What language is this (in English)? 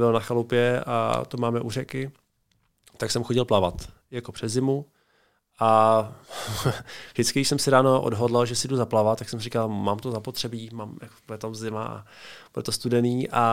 Czech